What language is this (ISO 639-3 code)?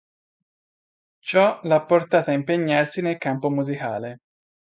ita